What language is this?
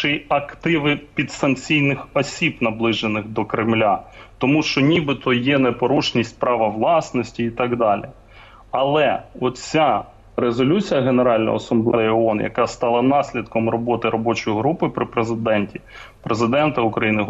Ukrainian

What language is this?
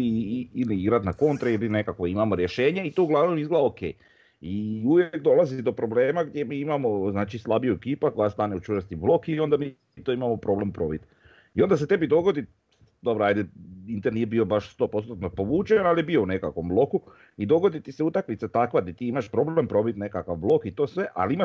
Croatian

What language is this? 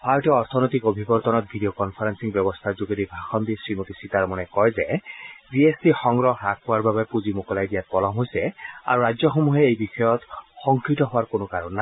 Assamese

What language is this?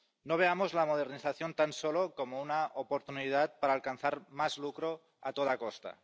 Spanish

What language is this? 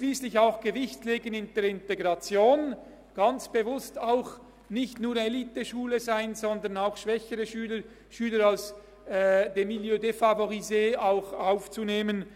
Swiss German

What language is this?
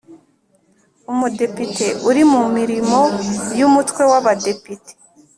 Kinyarwanda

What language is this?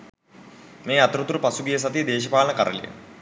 Sinhala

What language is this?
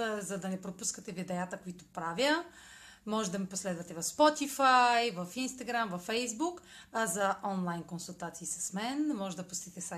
Bulgarian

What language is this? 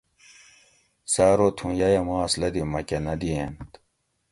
Gawri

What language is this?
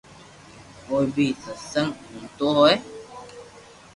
Loarki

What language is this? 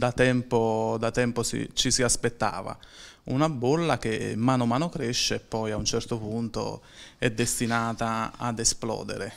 Italian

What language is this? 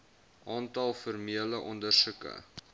Afrikaans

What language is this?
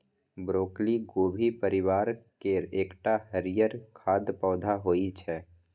Maithili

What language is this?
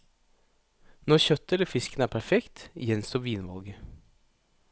Norwegian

